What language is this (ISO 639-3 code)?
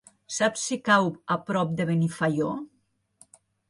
cat